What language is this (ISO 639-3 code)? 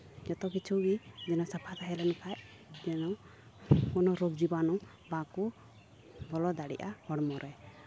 sat